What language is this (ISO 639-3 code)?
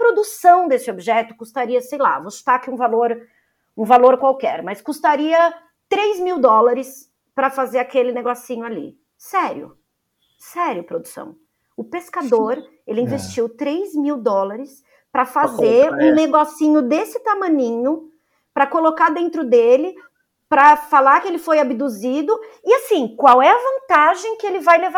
por